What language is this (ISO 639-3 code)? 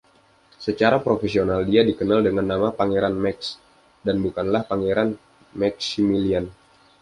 ind